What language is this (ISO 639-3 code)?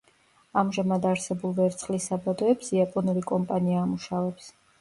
kat